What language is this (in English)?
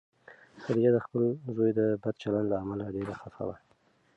Pashto